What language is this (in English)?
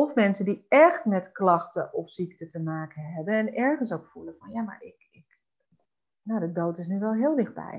Dutch